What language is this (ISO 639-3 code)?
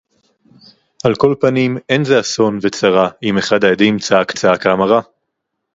heb